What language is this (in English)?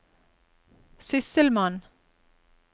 Norwegian